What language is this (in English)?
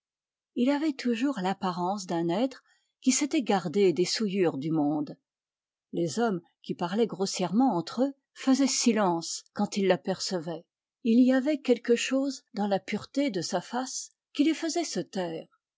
French